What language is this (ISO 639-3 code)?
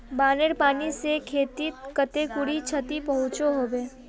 mag